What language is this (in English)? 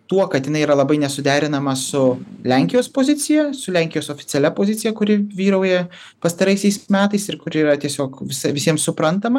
Lithuanian